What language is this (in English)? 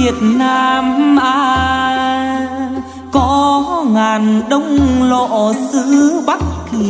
Vietnamese